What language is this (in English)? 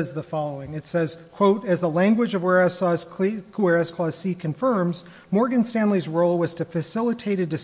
English